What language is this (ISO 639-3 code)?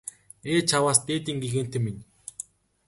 mon